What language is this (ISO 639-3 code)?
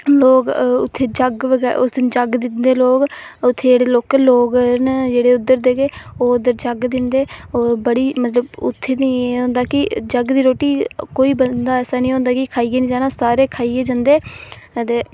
doi